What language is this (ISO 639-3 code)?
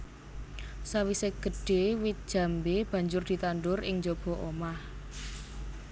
jav